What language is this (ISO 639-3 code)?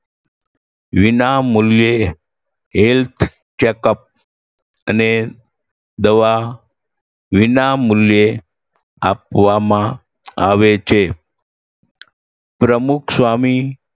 guj